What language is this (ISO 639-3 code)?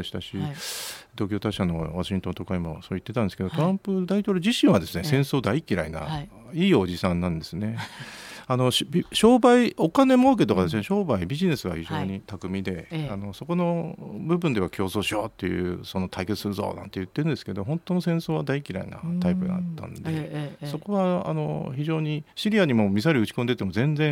jpn